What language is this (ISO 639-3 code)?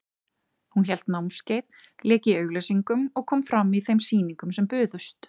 isl